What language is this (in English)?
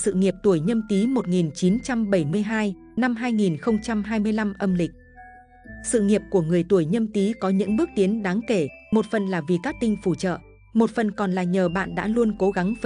Vietnamese